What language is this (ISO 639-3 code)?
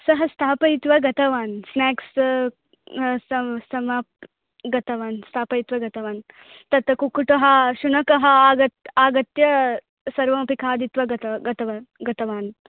san